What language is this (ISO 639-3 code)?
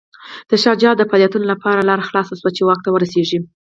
pus